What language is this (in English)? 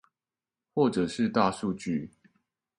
Chinese